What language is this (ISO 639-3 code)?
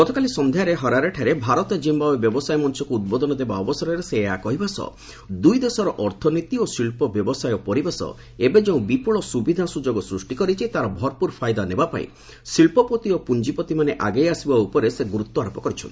ori